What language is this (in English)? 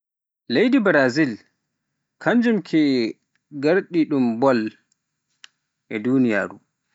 Pular